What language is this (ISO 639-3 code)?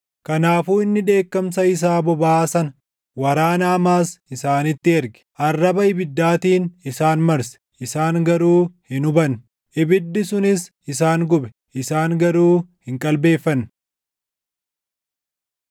orm